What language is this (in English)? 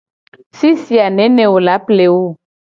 Gen